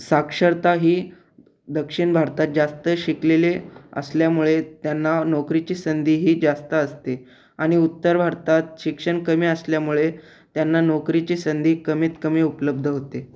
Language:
Marathi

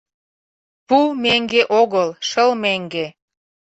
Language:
Mari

